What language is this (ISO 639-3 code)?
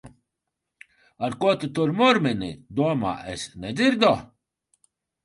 lav